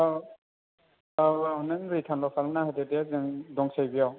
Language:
Bodo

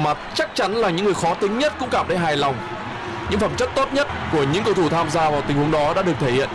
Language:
Vietnamese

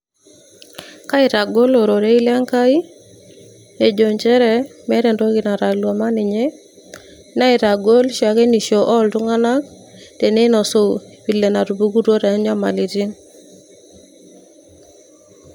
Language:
Masai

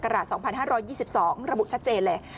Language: Thai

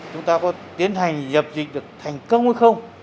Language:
Vietnamese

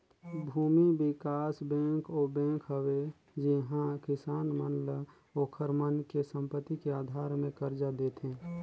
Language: Chhattisgarhi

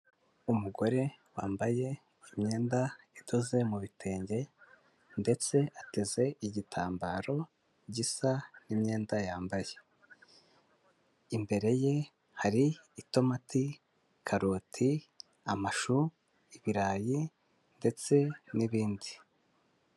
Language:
Kinyarwanda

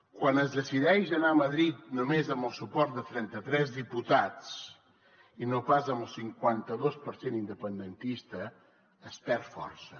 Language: Catalan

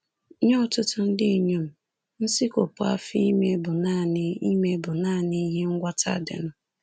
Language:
Igbo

